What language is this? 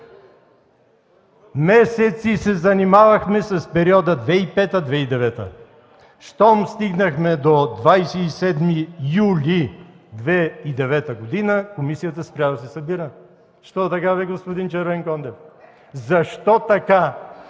Bulgarian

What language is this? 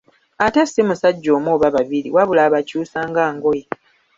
Ganda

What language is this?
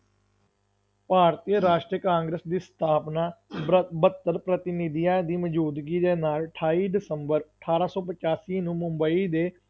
Punjabi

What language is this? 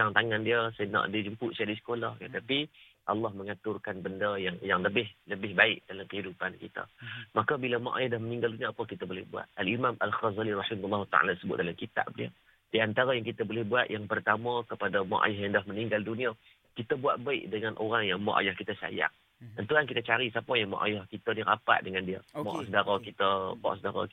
Malay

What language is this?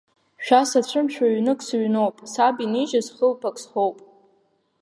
Abkhazian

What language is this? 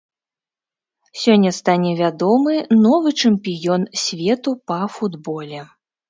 Belarusian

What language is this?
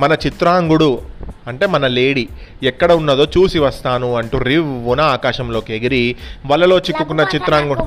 Telugu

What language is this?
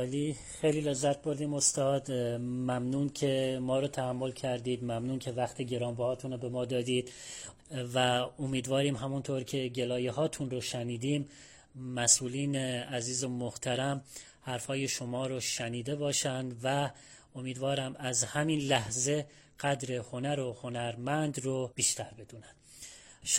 Persian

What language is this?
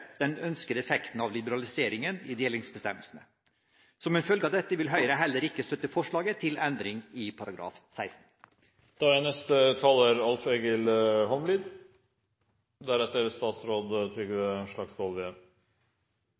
Norwegian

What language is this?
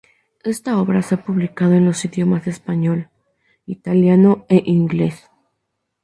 Spanish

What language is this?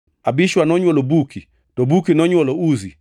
Luo (Kenya and Tanzania)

